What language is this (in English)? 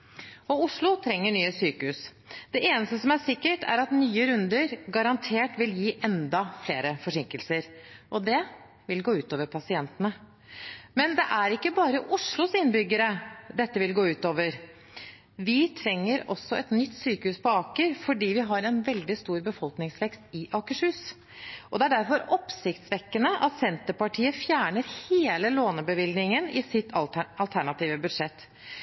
Norwegian Bokmål